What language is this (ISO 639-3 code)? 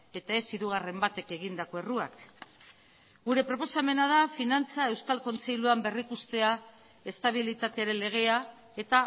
eus